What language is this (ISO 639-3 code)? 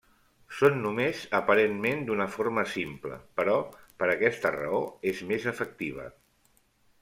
cat